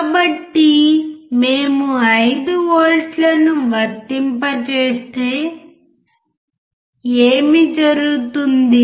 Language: Telugu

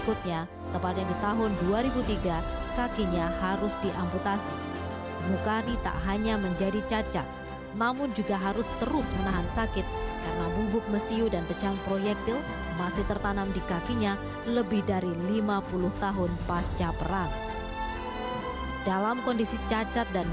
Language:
Indonesian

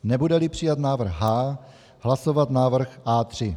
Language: Czech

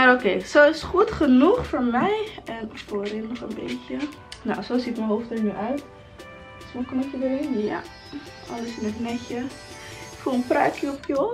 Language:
Dutch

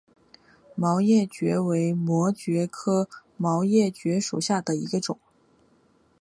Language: Chinese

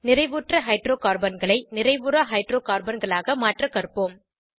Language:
Tamil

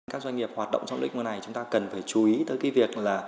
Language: Vietnamese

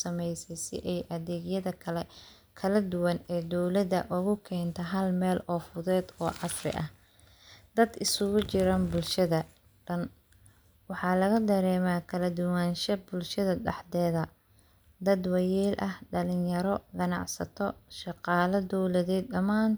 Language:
Somali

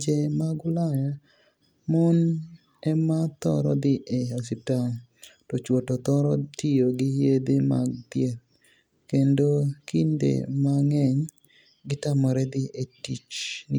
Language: Luo (Kenya and Tanzania)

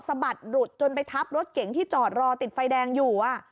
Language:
Thai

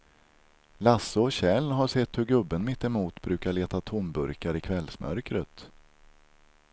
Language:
Swedish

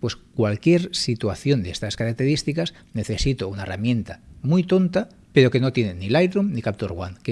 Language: Spanish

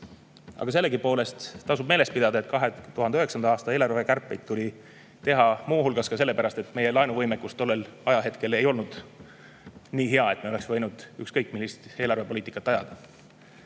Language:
Estonian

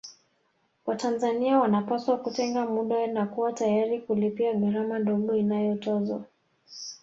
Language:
Swahili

